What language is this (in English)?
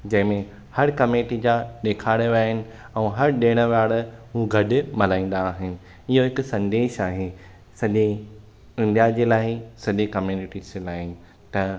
Sindhi